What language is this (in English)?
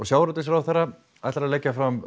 Icelandic